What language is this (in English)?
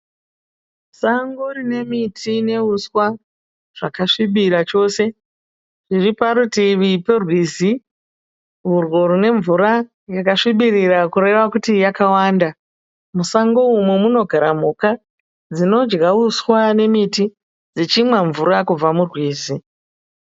Shona